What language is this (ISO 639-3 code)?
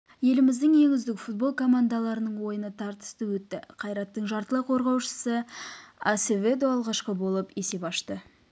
kaz